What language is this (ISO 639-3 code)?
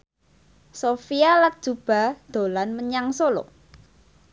jav